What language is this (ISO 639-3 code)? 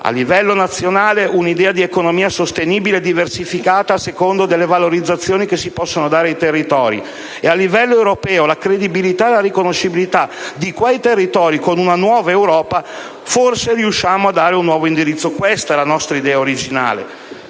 ita